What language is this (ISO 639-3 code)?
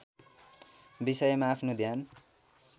nep